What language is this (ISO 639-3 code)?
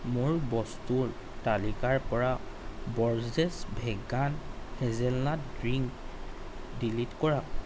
asm